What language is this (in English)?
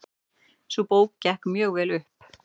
Icelandic